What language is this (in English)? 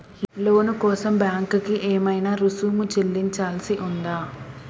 Telugu